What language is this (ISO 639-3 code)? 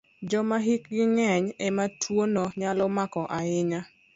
luo